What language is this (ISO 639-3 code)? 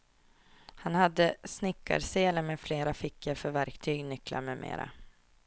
swe